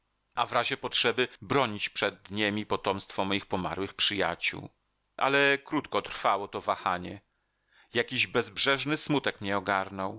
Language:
Polish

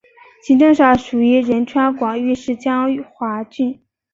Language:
Chinese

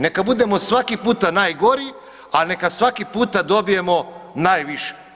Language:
Croatian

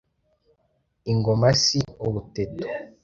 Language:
Kinyarwanda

